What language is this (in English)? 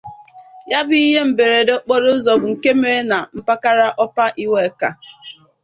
Igbo